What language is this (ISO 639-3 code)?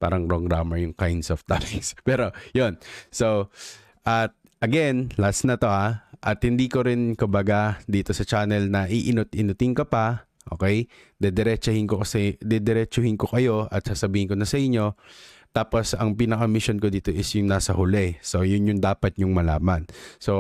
fil